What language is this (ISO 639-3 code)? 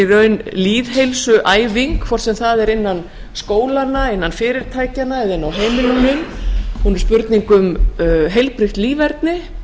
isl